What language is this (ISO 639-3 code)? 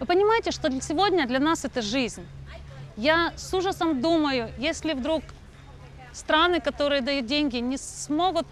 rus